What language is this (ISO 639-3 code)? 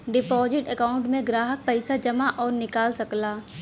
bho